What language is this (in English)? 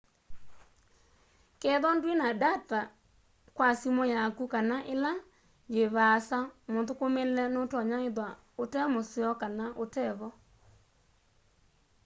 Kamba